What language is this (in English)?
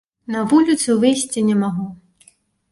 Belarusian